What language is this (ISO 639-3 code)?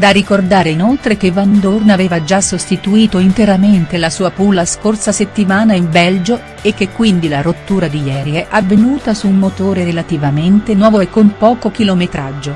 ita